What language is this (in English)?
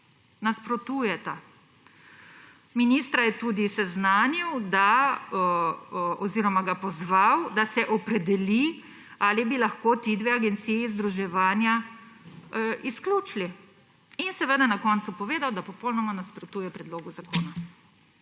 Slovenian